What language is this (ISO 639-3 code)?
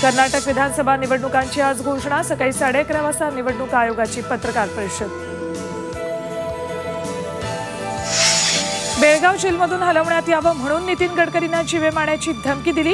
ron